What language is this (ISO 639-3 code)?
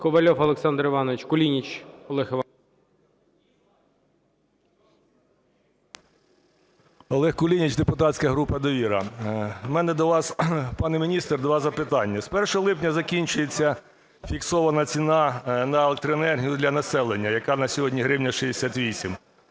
ukr